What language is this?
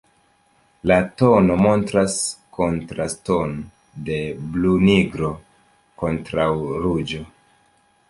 Esperanto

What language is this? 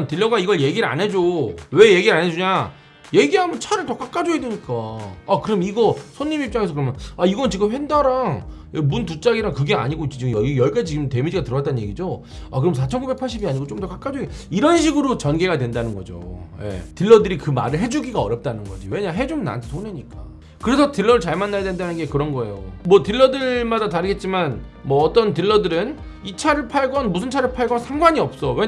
Korean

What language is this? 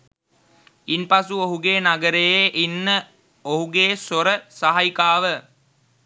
Sinhala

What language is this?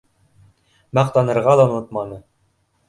Bashkir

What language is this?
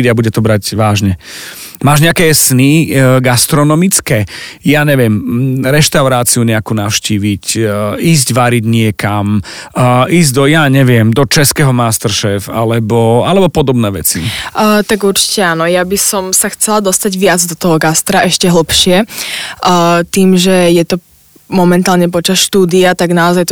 Slovak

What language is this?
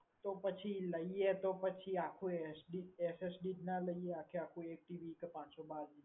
Gujarati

